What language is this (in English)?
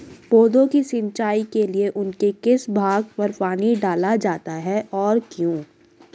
Hindi